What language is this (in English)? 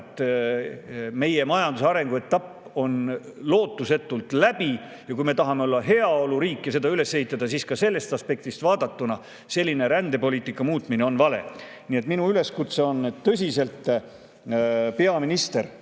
Estonian